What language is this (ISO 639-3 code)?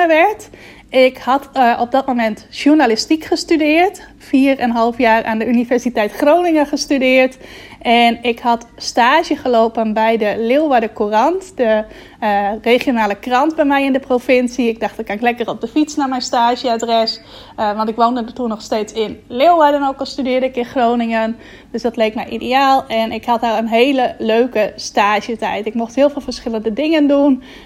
nld